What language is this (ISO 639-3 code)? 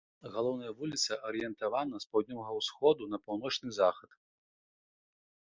bel